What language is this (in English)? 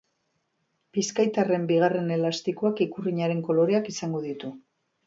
Basque